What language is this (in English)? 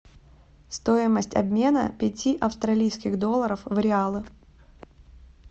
Russian